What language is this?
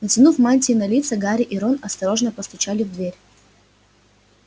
Russian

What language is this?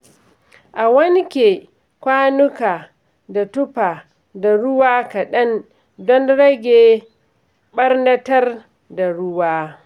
Hausa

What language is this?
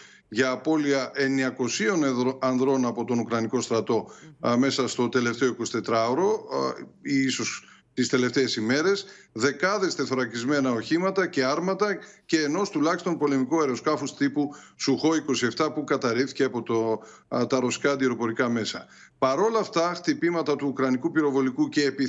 Greek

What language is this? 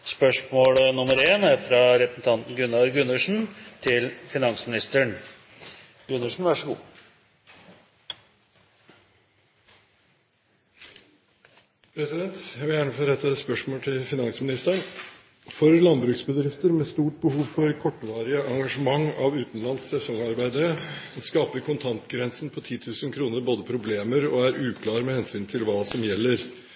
Norwegian Bokmål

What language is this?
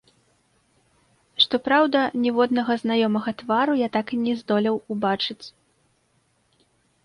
Belarusian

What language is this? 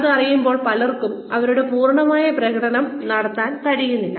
Malayalam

